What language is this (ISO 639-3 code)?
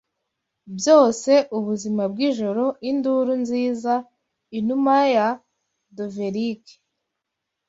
kin